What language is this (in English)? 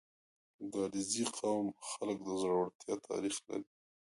Pashto